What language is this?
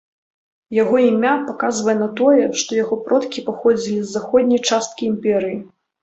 Belarusian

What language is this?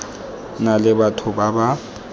Tswana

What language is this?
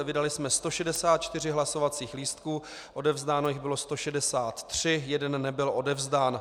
Czech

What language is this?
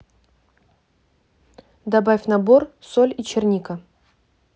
Russian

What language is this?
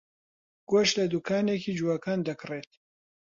Central Kurdish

